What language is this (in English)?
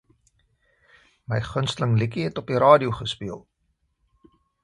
Afrikaans